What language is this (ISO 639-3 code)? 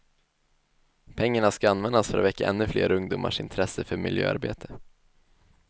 swe